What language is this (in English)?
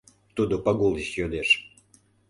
Mari